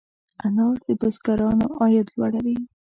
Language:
Pashto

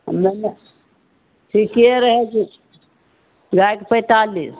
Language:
Maithili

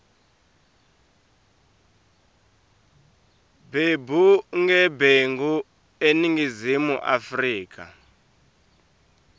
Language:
Swati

